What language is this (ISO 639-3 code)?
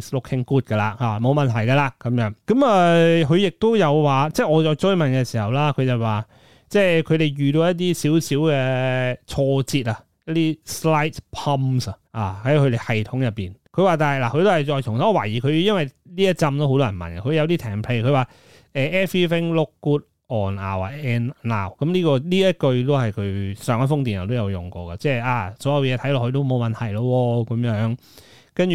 zho